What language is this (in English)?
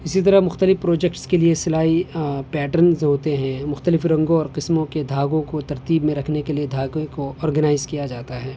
Urdu